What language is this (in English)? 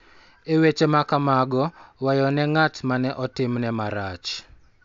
Luo (Kenya and Tanzania)